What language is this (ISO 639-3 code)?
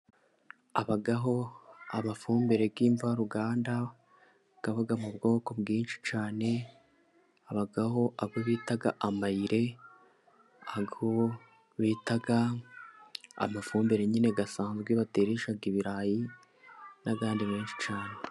kin